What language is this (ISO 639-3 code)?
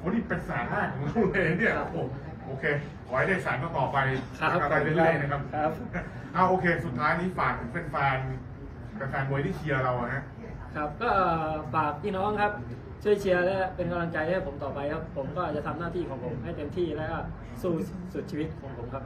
tha